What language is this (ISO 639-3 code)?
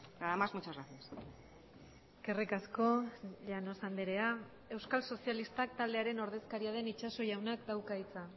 eus